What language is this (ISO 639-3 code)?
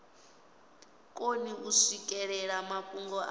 ven